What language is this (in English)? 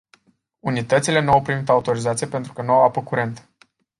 Romanian